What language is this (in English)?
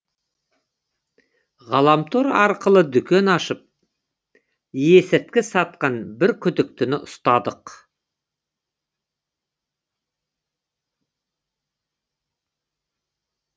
Kazakh